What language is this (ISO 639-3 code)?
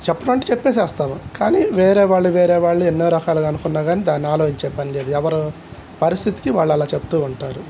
tel